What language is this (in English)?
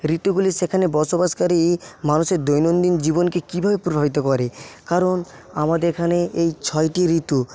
Bangla